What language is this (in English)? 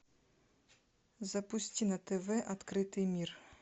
Russian